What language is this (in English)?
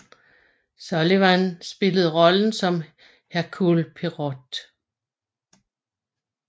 Danish